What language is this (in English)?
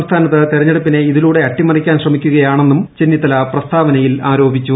Malayalam